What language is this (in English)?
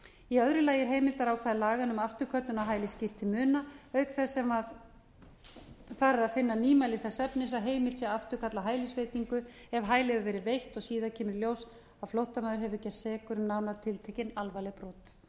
Icelandic